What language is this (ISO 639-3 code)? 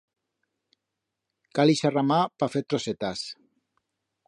arg